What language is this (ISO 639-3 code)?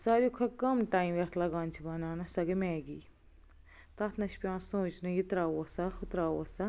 kas